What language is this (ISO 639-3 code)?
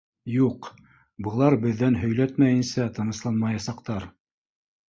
bak